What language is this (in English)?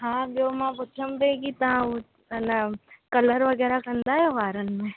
Sindhi